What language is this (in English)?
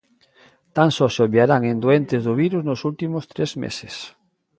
Galician